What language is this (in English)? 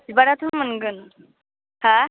Bodo